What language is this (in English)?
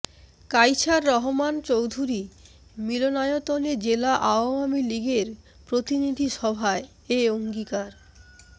Bangla